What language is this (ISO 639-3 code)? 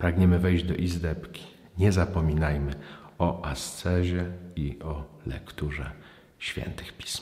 pol